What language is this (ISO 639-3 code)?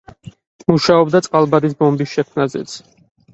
kat